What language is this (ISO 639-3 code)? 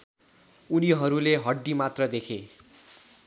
nep